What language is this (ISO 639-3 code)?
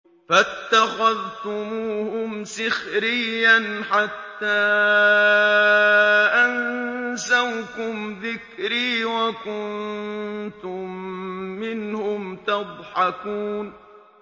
ara